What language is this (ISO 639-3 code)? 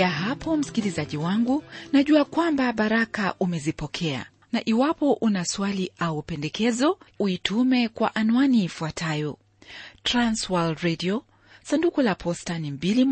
swa